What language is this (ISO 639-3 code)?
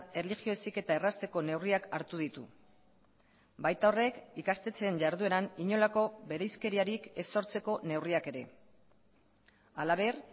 eus